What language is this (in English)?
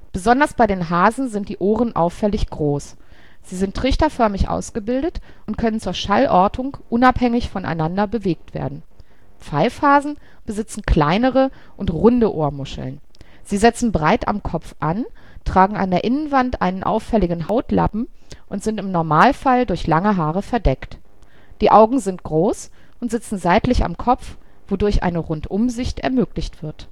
German